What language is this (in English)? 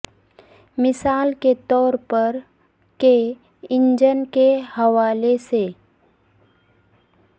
Urdu